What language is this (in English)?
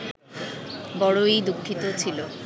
Bangla